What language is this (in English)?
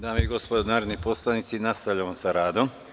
Serbian